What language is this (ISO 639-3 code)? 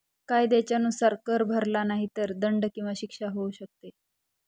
mar